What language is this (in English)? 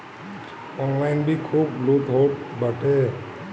Bhojpuri